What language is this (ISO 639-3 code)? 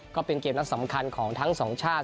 tha